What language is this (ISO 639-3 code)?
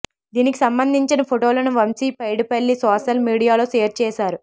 tel